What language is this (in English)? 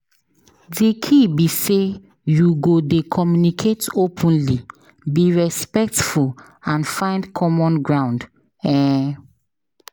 Nigerian Pidgin